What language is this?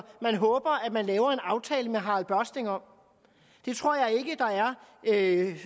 Danish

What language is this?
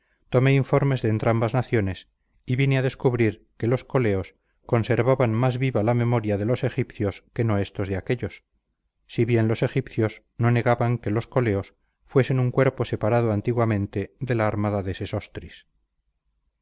Spanish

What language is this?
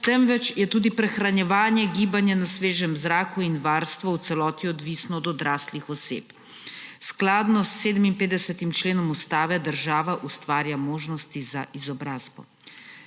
Slovenian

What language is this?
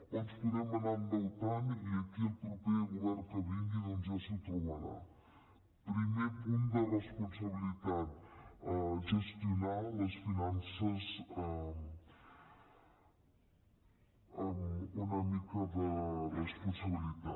Catalan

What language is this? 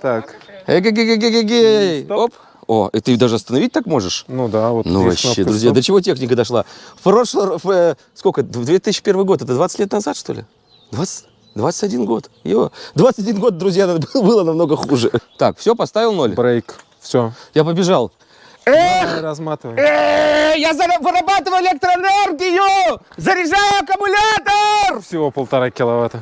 Russian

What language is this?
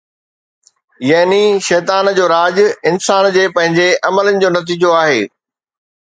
Sindhi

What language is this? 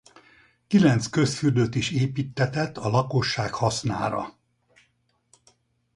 Hungarian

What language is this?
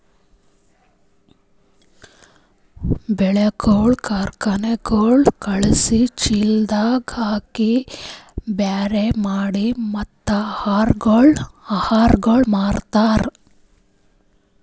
Kannada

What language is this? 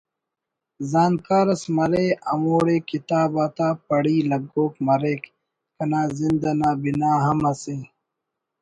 Brahui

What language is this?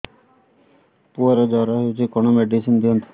Odia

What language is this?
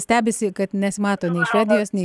Lithuanian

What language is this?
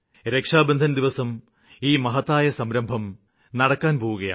Malayalam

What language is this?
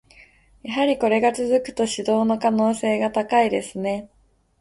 Japanese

